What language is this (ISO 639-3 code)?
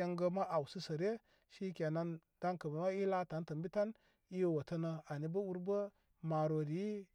kmy